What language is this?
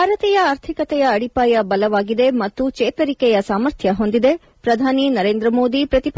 Kannada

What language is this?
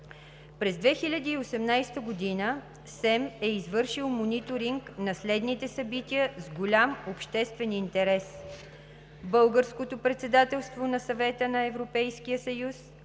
Bulgarian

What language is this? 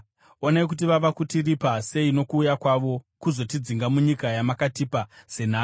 Shona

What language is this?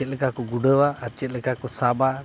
Santali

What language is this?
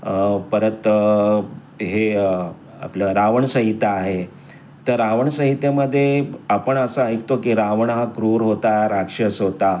Marathi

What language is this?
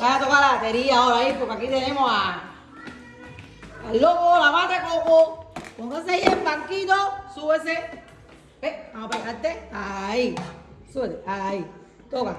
Spanish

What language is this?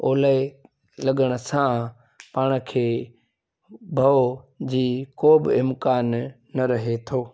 Sindhi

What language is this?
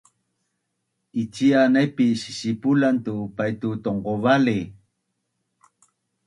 Bunun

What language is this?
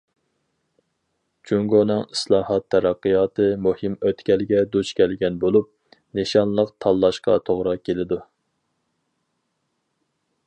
Uyghur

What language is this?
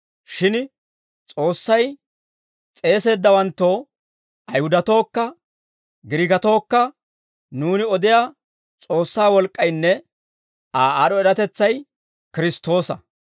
Dawro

